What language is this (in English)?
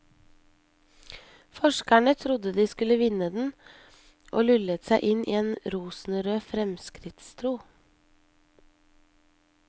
Norwegian